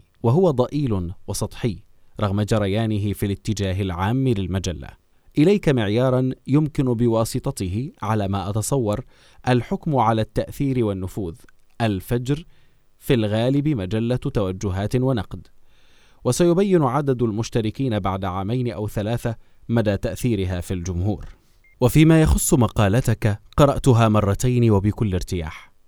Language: Arabic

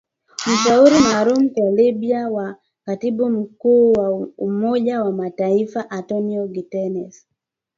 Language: Swahili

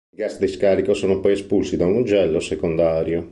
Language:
Italian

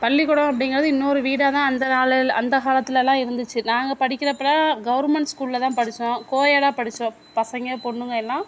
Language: Tamil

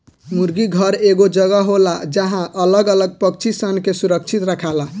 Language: Bhojpuri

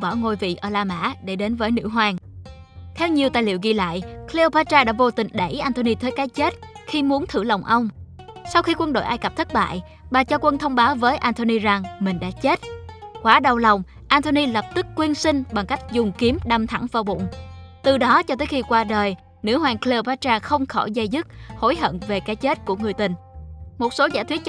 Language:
Vietnamese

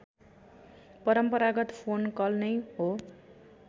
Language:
Nepali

